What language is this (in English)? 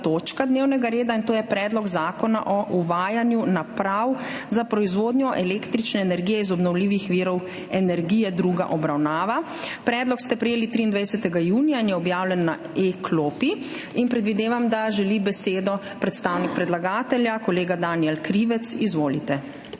Slovenian